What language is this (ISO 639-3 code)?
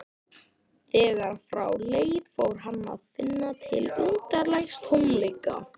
isl